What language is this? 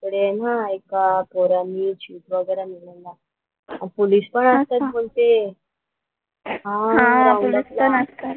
Marathi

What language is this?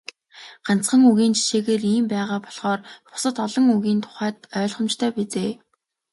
Mongolian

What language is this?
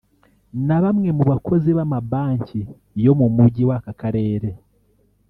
Kinyarwanda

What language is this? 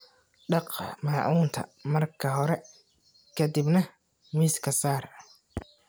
Somali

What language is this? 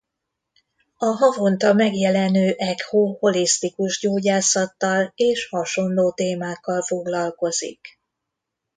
Hungarian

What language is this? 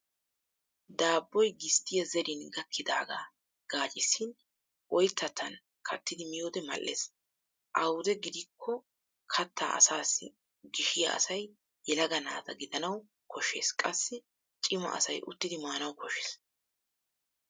Wolaytta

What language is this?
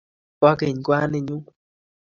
Kalenjin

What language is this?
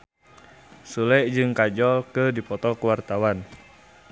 Sundanese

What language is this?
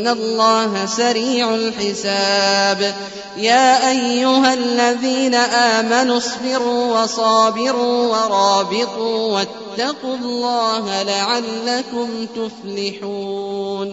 Arabic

